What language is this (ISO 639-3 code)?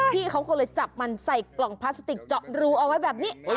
tha